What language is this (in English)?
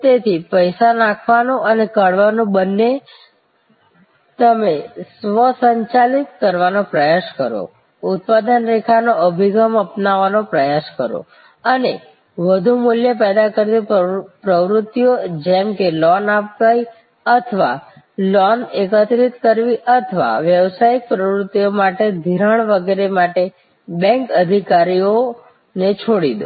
Gujarati